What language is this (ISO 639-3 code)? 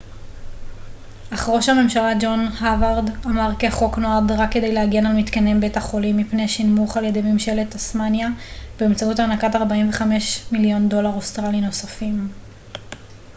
heb